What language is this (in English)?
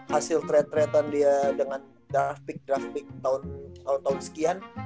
Indonesian